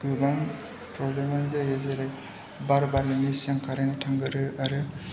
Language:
Bodo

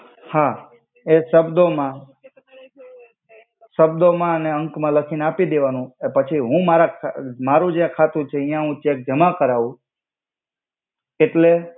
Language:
Gujarati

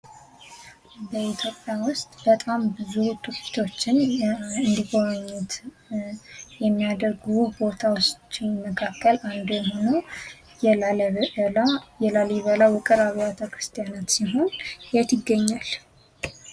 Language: Amharic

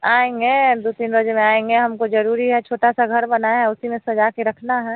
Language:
Hindi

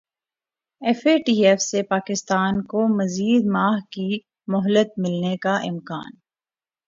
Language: Urdu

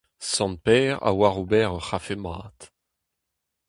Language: Breton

